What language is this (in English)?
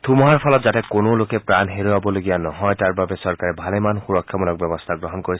Assamese